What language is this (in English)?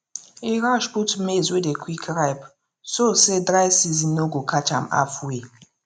Nigerian Pidgin